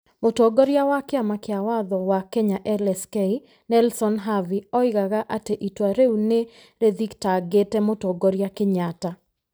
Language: Kikuyu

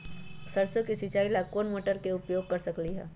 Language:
Magahi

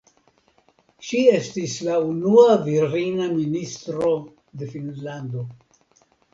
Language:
Esperanto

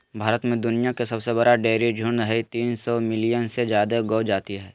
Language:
Magahi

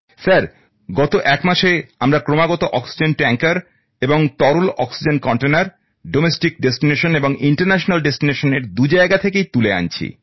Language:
Bangla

